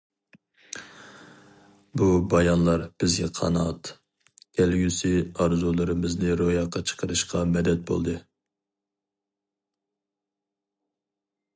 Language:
Uyghur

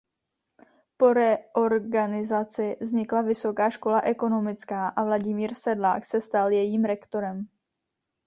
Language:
Czech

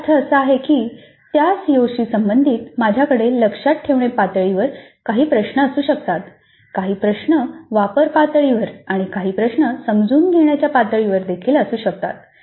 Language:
Marathi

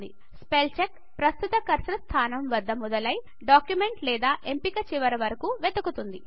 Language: Telugu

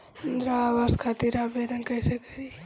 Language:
Bhojpuri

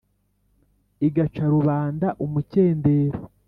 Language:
Kinyarwanda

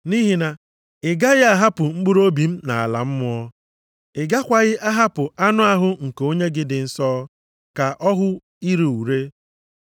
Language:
Igbo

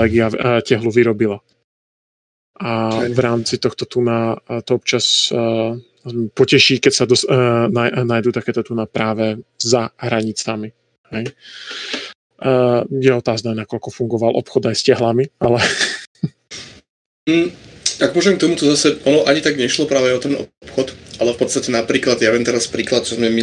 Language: Slovak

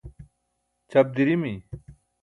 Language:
Burushaski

